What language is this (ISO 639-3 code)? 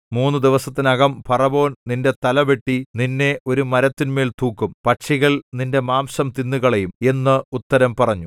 mal